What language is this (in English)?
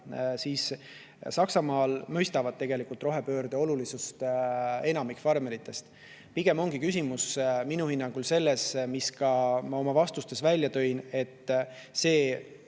Estonian